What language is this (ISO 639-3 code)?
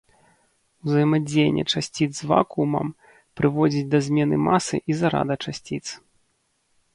bel